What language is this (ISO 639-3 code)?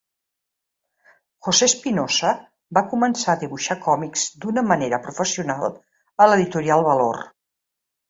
cat